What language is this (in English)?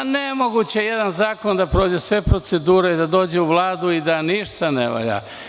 Serbian